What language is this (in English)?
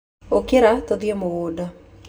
Kikuyu